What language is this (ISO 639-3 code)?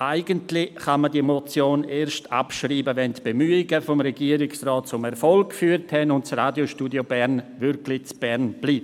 gsw